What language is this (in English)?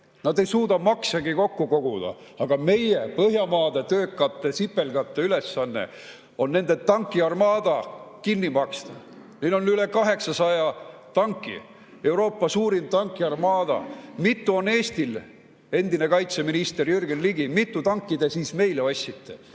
Estonian